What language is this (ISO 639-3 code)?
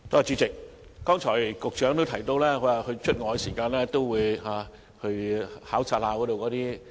yue